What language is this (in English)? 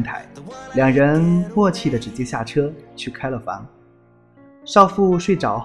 Chinese